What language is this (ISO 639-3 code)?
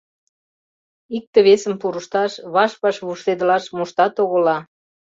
chm